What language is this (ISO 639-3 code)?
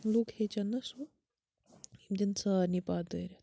kas